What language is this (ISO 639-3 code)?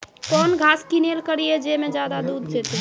mai